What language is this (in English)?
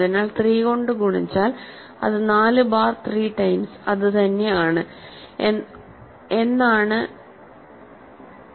Malayalam